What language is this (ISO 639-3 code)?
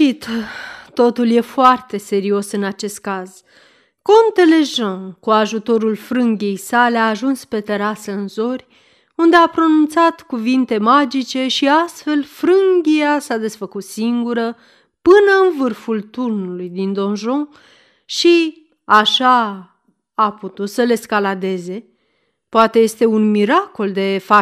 ron